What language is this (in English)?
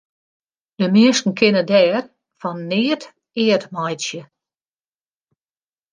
Western Frisian